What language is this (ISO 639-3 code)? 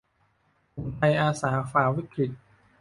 tha